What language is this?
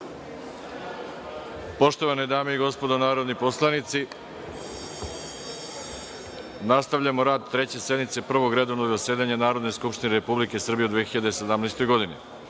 Serbian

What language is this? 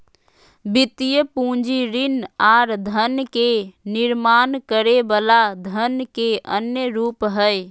Magahi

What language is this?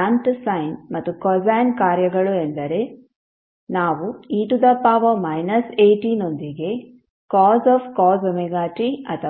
Kannada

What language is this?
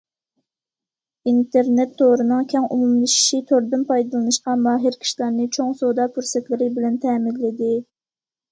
Uyghur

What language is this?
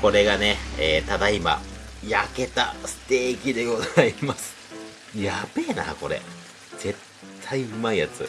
Japanese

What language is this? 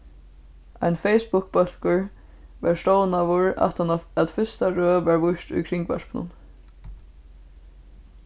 Faroese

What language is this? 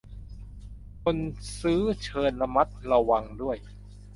Thai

